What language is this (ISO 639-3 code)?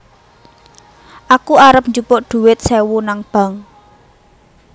jav